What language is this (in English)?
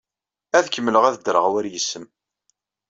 Kabyle